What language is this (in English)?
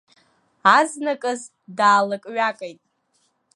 Abkhazian